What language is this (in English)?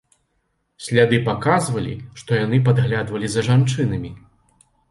Belarusian